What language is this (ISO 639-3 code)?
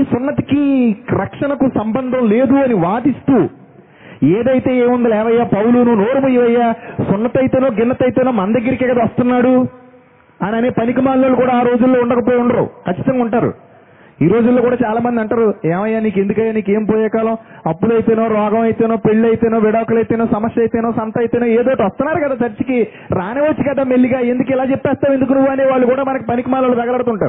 tel